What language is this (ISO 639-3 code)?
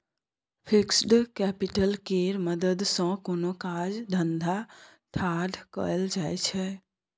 mai